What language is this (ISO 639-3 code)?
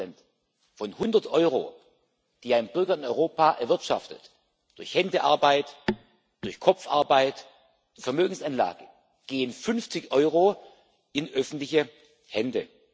deu